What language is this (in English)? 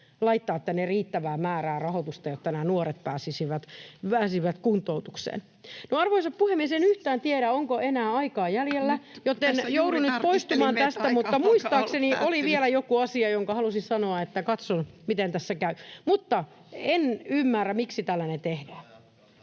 Finnish